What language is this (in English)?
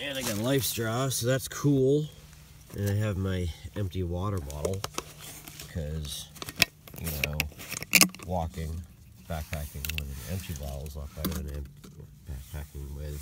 English